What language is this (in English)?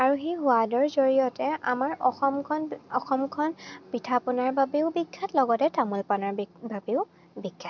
Assamese